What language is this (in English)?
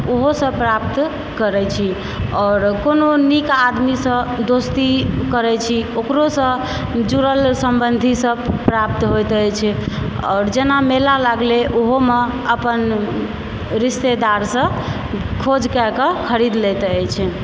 Maithili